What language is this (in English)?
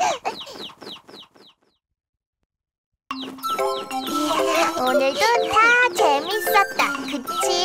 Korean